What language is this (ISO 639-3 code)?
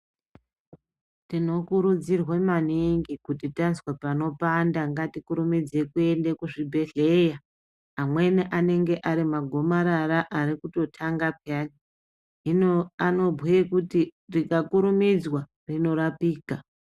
ndc